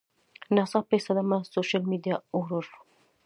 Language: Pashto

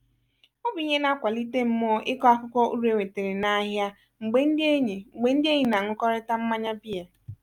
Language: Igbo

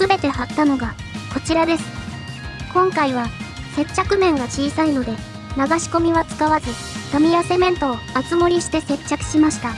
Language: Japanese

